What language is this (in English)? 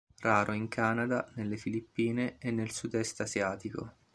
Italian